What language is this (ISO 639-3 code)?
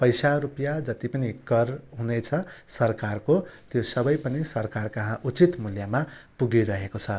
nep